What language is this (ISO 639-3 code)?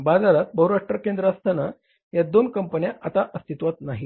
mar